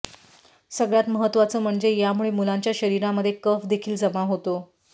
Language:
Marathi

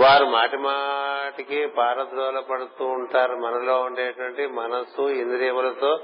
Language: Telugu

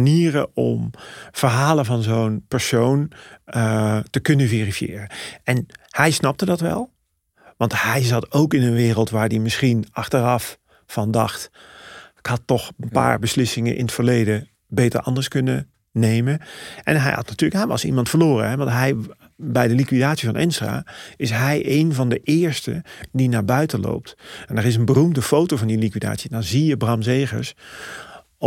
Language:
Dutch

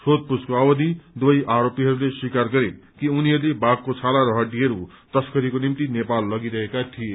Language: Nepali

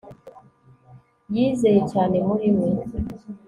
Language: Kinyarwanda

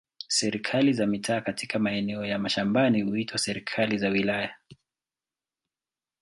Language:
Swahili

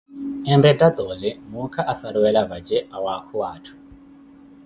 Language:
Koti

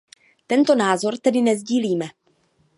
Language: Czech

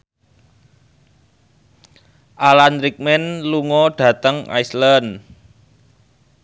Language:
Javanese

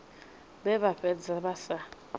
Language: Venda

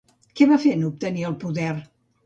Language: Catalan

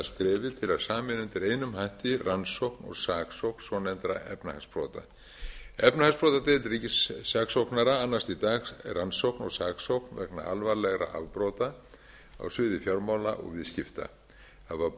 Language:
Icelandic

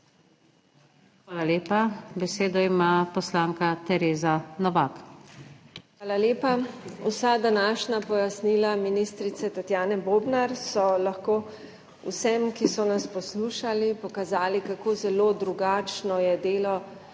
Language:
Slovenian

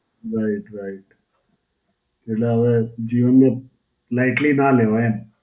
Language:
Gujarati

